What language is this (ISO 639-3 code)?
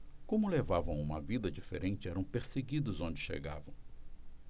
por